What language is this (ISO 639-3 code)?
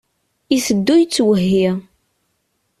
kab